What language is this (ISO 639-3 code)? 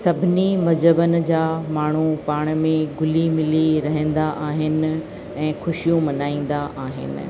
snd